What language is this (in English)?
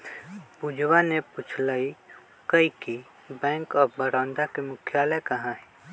Magahi